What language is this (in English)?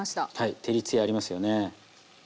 Japanese